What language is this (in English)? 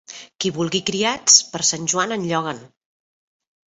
Catalan